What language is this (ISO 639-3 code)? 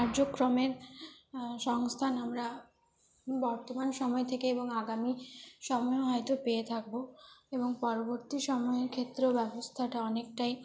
ben